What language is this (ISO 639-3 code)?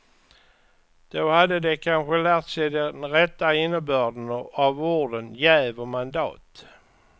swe